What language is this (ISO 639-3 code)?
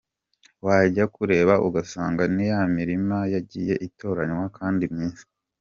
kin